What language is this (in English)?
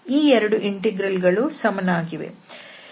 Kannada